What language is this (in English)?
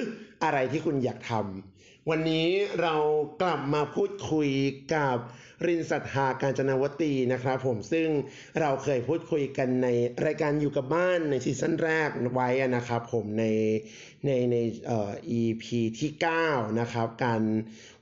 Thai